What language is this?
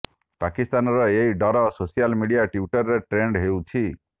Odia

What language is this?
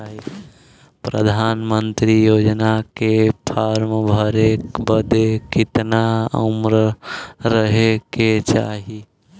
Bhojpuri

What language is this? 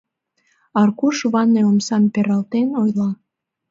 Mari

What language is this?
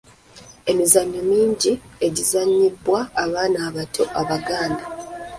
Ganda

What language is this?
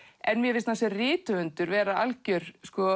Icelandic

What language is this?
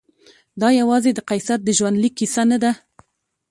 Pashto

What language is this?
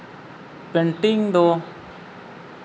Santali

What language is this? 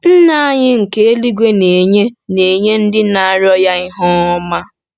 Igbo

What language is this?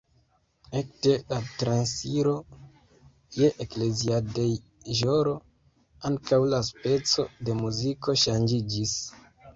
Esperanto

